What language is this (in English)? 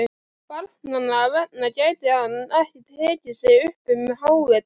Icelandic